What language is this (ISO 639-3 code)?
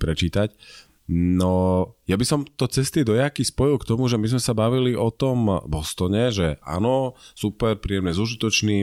slk